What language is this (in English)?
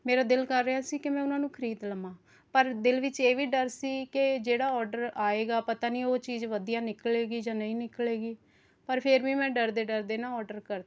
Punjabi